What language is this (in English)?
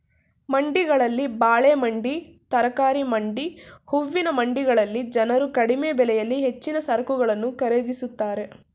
Kannada